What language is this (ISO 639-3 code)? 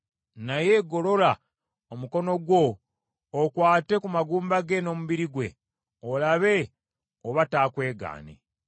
lug